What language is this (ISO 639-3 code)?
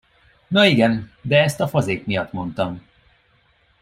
hun